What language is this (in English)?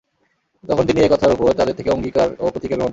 Bangla